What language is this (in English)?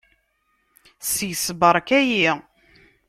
Kabyle